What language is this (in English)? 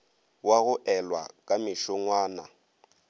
Northern Sotho